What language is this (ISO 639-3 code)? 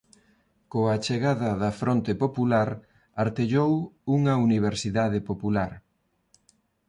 glg